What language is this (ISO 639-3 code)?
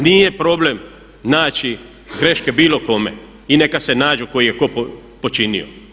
hrv